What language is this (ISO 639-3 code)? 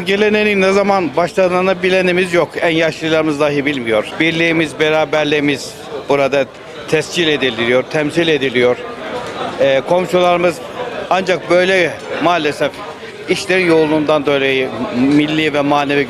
tur